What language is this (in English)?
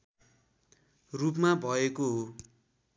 Nepali